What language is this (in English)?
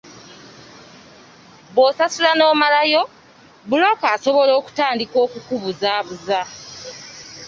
Ganda